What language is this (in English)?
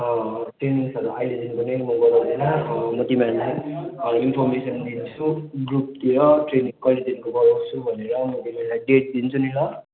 Nepali